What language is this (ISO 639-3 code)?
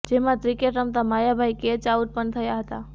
guj